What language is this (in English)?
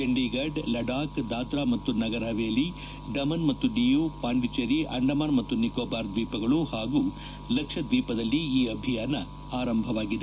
Kannada